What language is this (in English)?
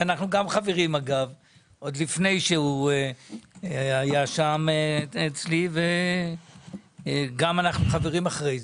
Hebrew